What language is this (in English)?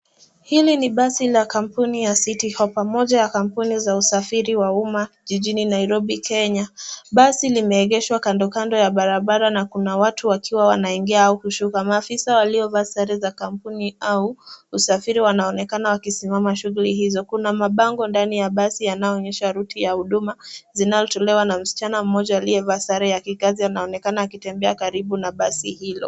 Swahili